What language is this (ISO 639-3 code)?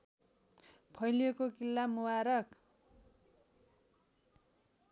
nep